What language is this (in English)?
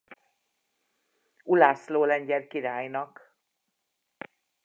Hungarian